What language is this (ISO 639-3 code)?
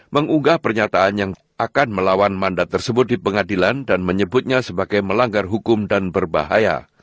ind